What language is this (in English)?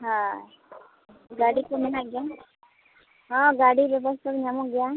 Santali